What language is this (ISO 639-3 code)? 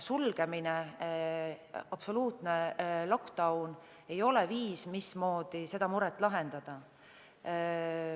est